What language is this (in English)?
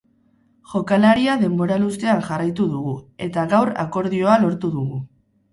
Basque